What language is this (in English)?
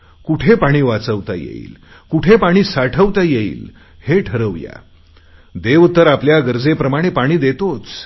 Marathi